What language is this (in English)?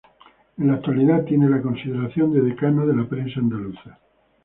Spanish